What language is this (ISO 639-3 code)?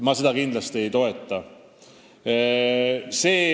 est